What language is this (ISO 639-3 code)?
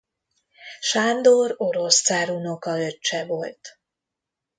hun